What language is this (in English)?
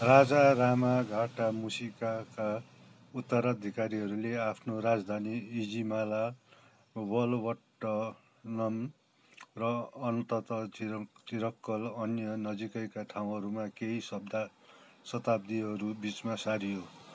Nepali